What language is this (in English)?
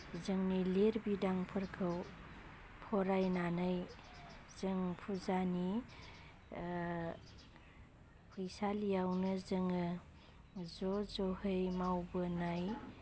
Bodo